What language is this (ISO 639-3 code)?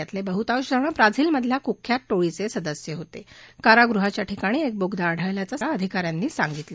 mar